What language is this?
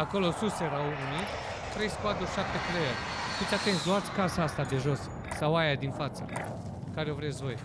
Romanian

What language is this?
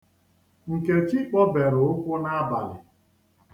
Igbo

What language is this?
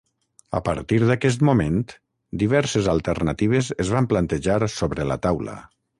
Catalan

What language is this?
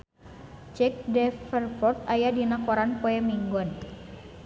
Sundanese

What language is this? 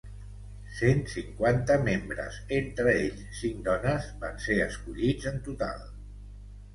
Catalan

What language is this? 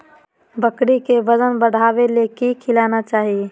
Magahi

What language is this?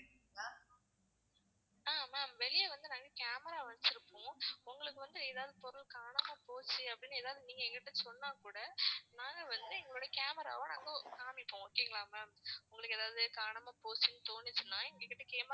Tamil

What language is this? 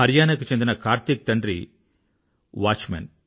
Telugu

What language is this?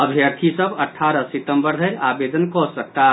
Maithili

